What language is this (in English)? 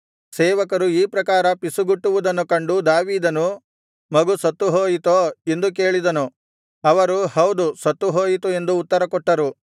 Kannada